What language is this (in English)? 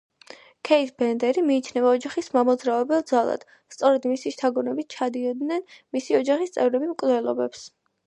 Georgian